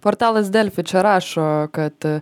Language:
Lithuanian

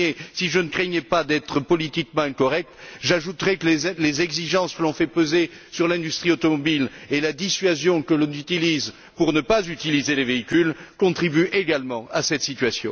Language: French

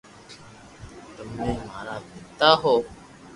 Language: Loarki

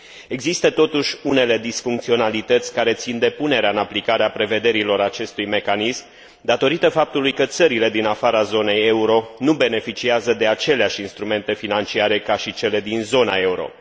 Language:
Romanian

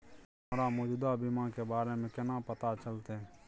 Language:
Maithili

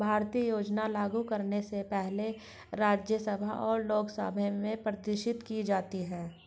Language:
Hindi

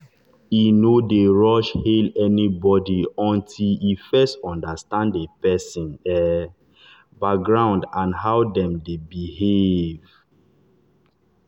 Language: Nigerian Pidgin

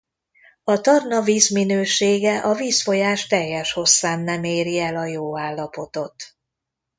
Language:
Hungarian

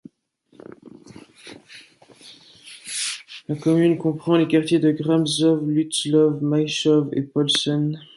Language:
French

